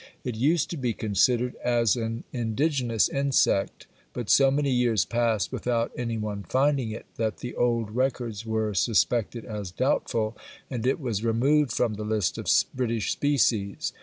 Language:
English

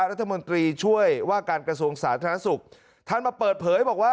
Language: Thai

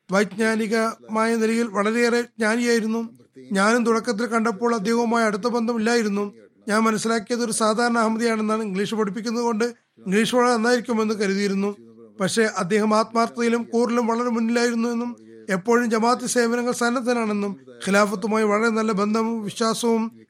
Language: Malayalam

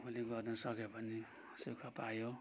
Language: Nepali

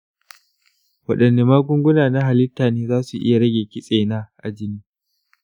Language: Hausa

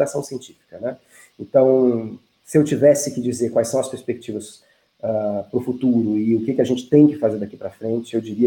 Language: Portuguese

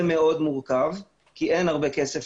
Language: Hebrew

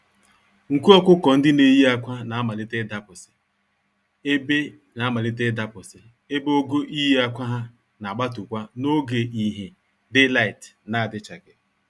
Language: Igbo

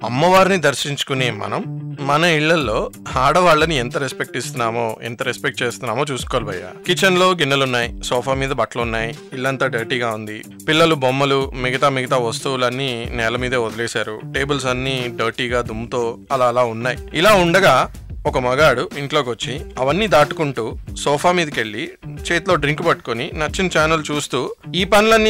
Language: Telugu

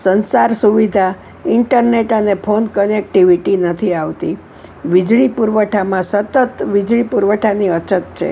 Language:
Gujarati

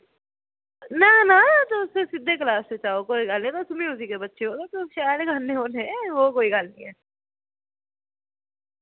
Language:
Dogri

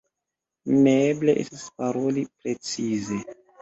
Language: Esperanto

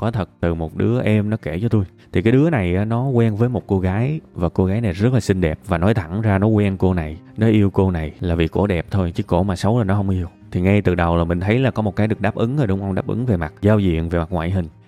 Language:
Vietnamese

